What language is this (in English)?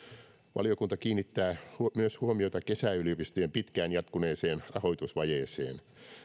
Finnish